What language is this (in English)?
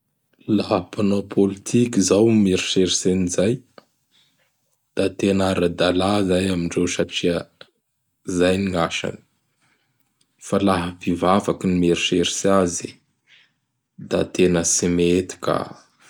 Bara Malagasy